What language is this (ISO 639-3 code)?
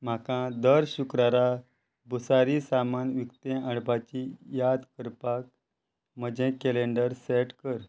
kok